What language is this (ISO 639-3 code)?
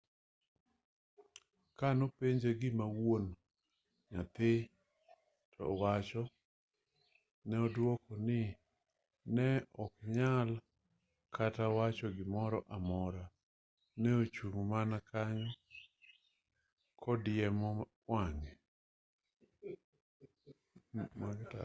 luo